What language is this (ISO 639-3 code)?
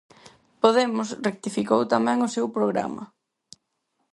glg